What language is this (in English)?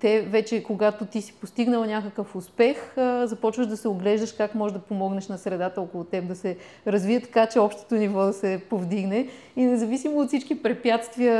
Bulgarian